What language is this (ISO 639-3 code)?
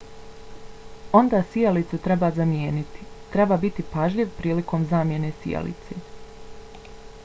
bos